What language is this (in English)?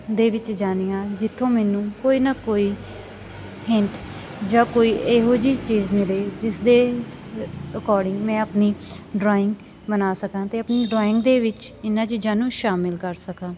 Punjabi